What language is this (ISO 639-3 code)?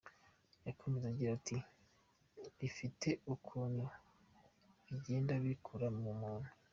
kin